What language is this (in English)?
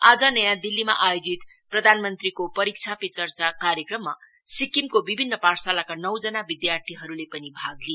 Nepali